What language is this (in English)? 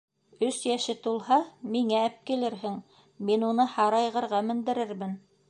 Bashkir